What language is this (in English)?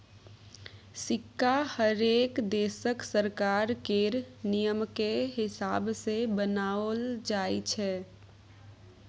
Maithili